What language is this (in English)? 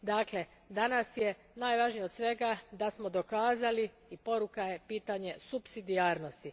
Croatian